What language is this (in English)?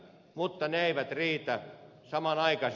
Finnish